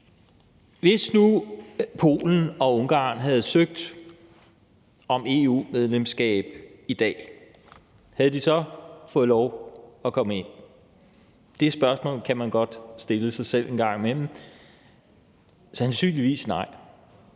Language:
Danish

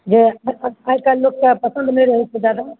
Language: Maithili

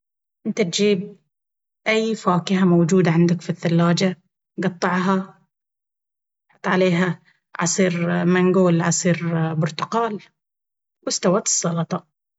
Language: Baharna Arabic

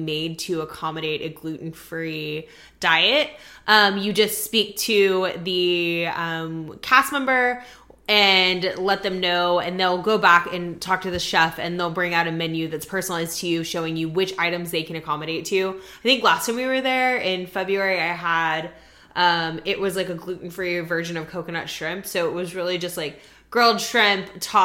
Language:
English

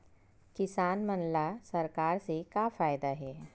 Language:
Chhattisgarhi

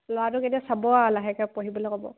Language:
Assamese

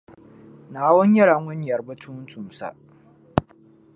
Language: Dagbani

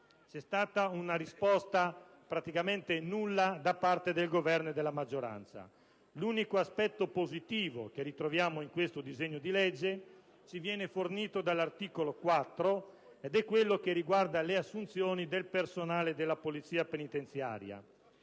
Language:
Italian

